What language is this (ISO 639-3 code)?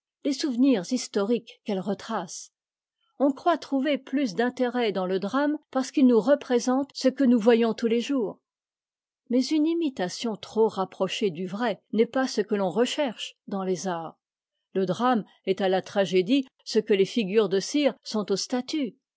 fra